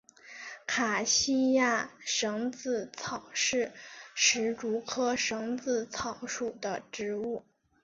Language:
Chinese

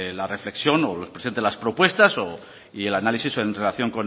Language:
Spanish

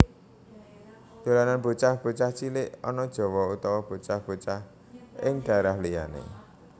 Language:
Javanese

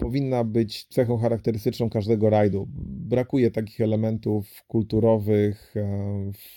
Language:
Polish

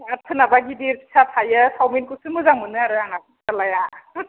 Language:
Bodo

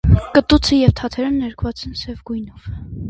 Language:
Armenian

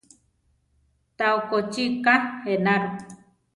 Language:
Central Tarahumara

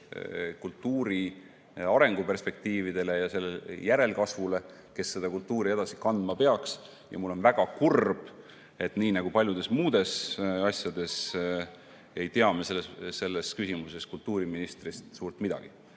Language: Estonian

